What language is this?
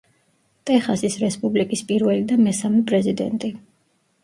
Georgian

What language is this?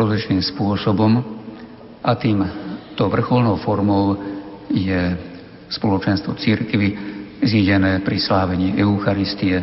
Slovak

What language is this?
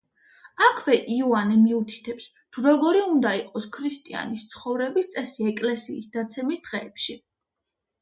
Georgian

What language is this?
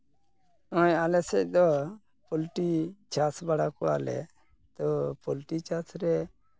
Santali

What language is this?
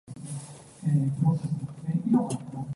Cantonese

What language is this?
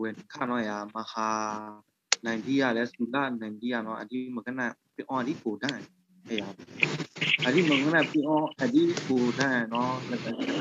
Thai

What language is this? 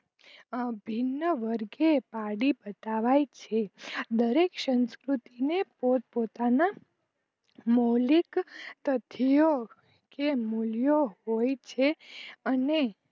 Gujarati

